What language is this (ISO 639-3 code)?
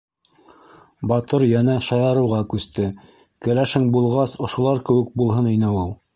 bak